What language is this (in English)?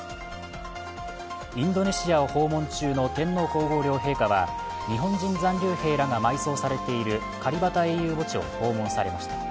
Japanese